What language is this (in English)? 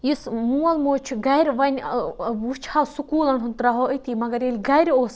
Kashmiri